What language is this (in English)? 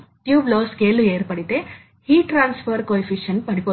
Telugu